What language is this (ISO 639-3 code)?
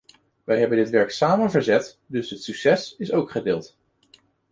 nld